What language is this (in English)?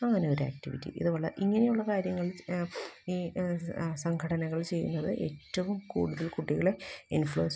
Malayalam